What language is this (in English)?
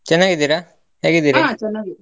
Kannada